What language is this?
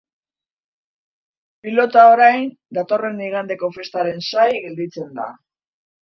Basque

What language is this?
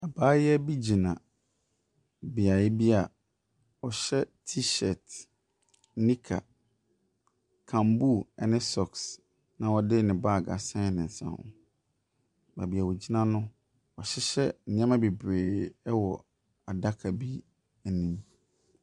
Akan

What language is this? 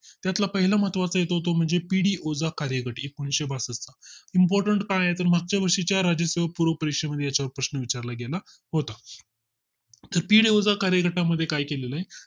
Marathi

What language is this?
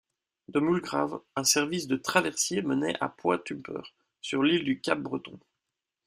French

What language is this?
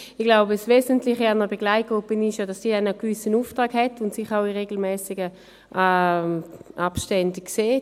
Swiss German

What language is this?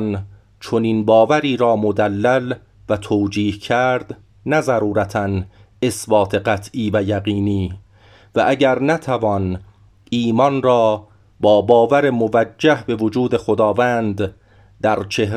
Persian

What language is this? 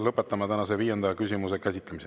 Estonian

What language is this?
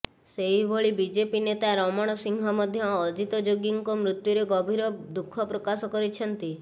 Odia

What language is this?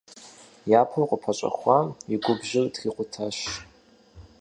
Kabardian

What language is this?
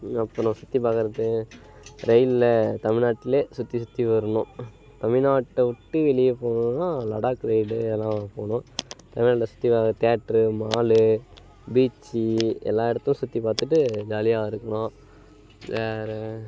Tamil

